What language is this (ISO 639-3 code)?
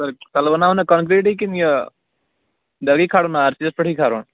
kas